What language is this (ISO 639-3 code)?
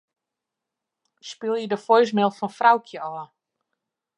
fry